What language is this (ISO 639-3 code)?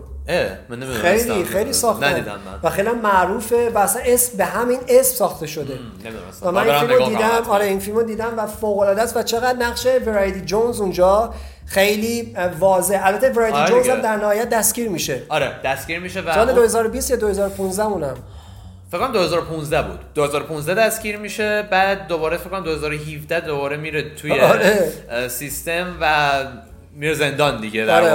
fas